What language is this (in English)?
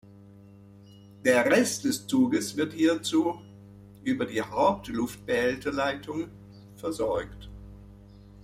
German